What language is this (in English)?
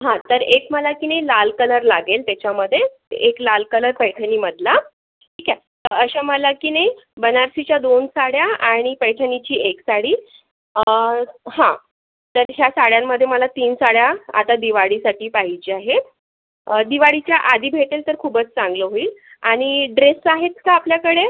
Marathi